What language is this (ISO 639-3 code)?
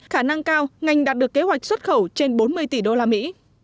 vie